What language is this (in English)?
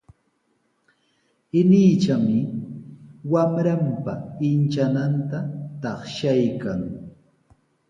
Sihuas Ancash Quechua